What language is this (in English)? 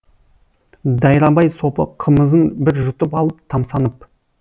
Kazakh